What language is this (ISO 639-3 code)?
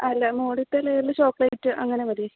mal